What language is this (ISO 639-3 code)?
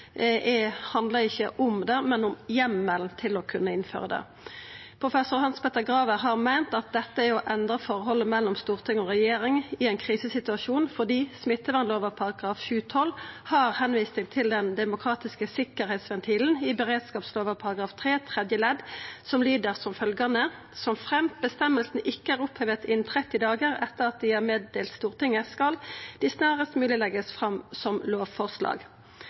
nno